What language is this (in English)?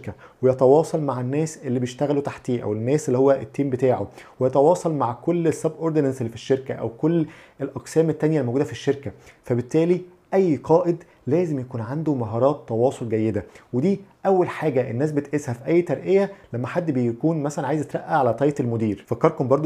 Arabic